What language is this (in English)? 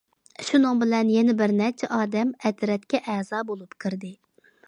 Uyghur